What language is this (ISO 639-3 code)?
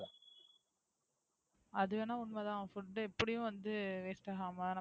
tam